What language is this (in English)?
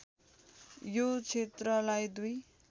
Nepali